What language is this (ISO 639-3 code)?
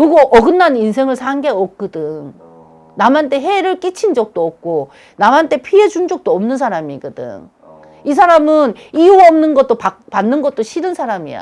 kor